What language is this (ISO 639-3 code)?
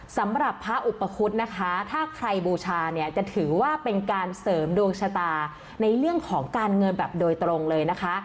tha